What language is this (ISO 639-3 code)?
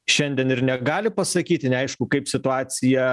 lit